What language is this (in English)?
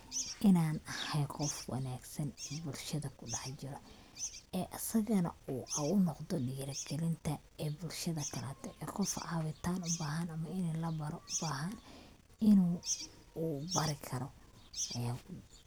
Somali